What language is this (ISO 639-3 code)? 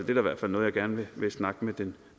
dan